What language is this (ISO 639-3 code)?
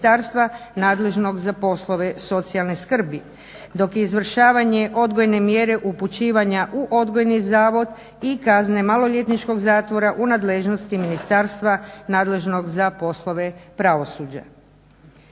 hrv